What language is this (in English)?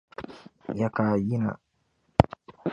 Dagbani